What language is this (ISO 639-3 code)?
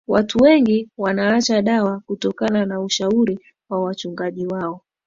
swa